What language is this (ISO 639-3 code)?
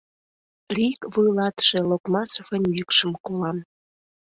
chm